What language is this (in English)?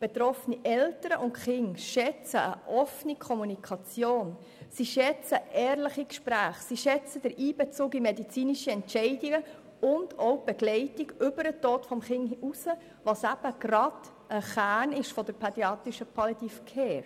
Swiss German